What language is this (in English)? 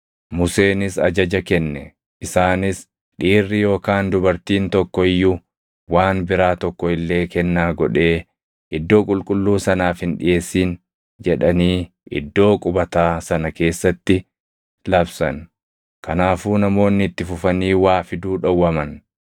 Oromo